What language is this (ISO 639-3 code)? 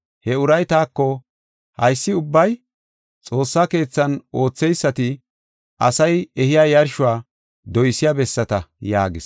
gof